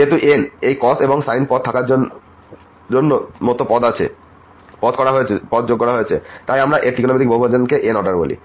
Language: Bangla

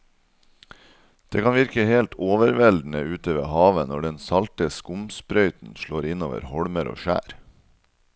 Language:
Norwegian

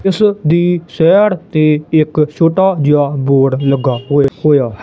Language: Punjabi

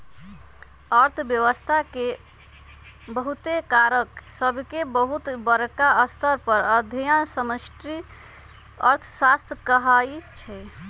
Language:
Magahi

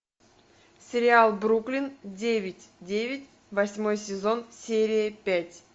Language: Russian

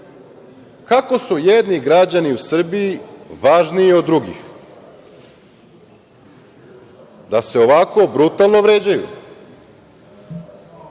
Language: Serbian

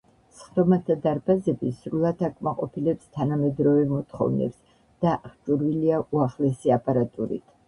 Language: Georgian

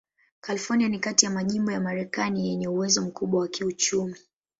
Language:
Swahili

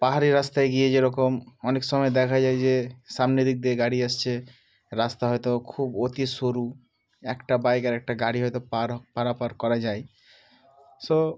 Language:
Bangla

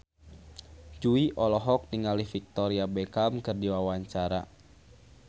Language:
Sundanese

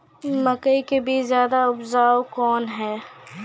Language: Maithili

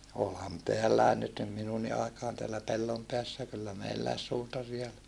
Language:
Finnish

